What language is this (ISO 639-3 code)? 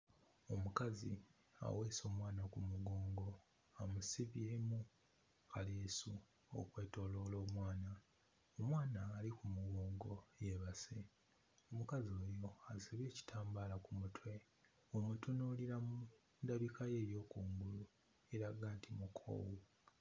lug